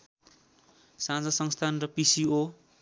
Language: Nepali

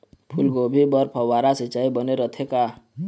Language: Chhattisgarhi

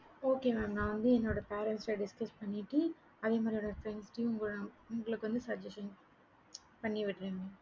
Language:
Tamil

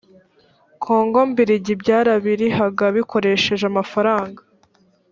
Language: Kinyarwanda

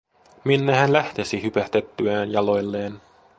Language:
Finnish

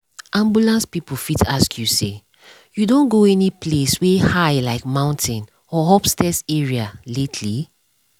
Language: Nigerian Pidgin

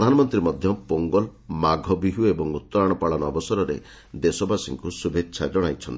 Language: Odia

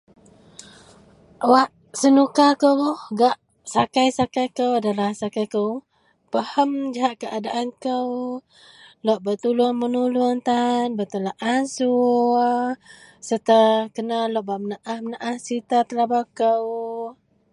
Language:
Central Melanau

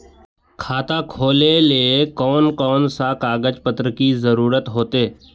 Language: Magahi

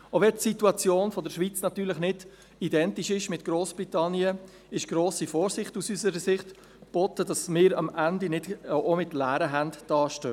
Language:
Swiss German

